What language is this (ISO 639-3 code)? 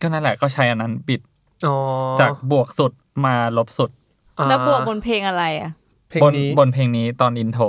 tha